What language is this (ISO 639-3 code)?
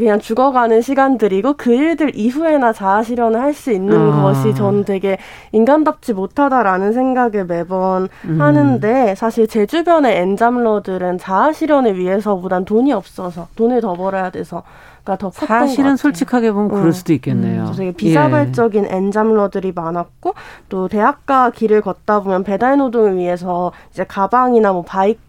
kor